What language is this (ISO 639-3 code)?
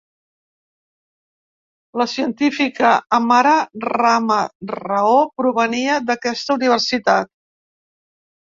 cat